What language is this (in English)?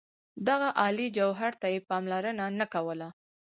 Pashto